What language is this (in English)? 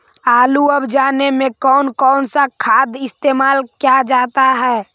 Magahi